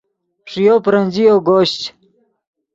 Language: Yidgha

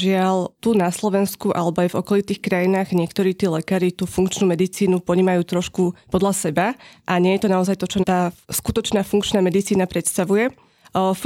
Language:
Slovak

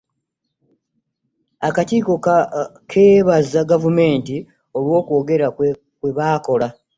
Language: Ganda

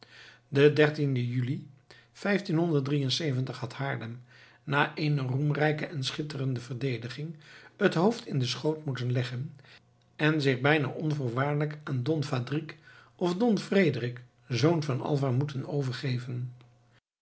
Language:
Dutch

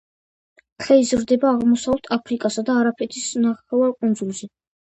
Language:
Georgian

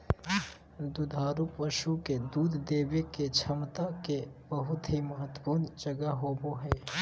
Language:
Magahi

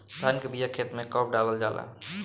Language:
Bhojpuri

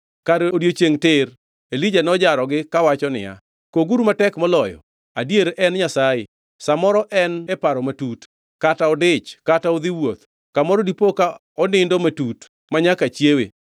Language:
Luo (Kenya and Tanzania)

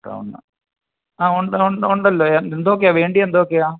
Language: Malayalam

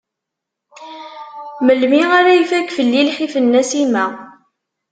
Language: Kabyle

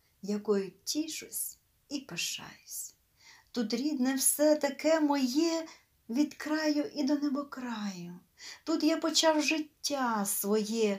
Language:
Ukrainian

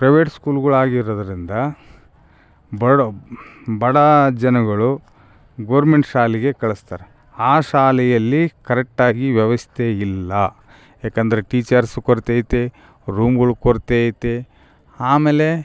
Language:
Kannada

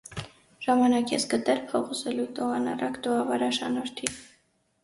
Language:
Armenian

